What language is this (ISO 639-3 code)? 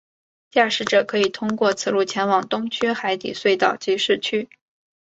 zho